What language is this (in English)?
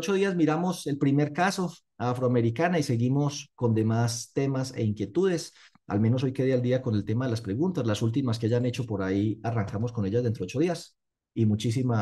Spanish